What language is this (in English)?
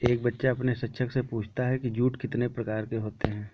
Hindi